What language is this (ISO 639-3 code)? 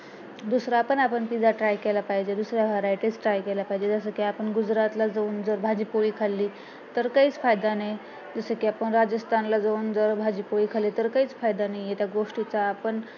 mar